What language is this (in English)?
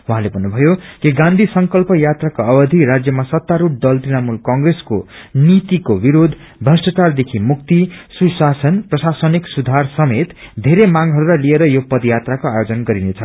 Nepali